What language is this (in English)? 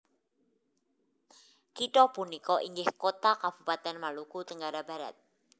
Javanese